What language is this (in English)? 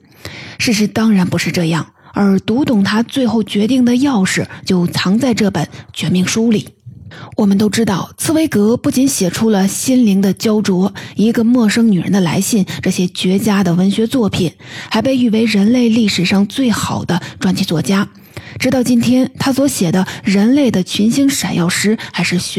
Chinese